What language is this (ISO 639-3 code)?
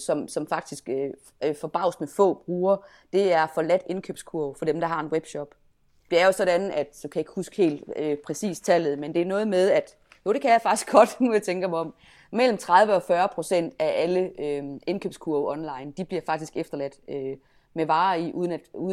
dan